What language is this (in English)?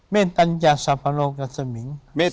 Thai